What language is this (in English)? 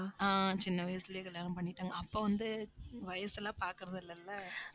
Tamil